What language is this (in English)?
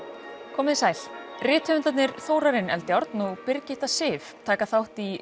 Icelandic